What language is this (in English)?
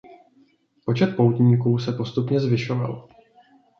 Czech